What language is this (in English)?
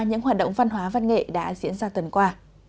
Vietnamese